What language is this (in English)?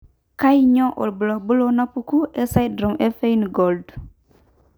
Masai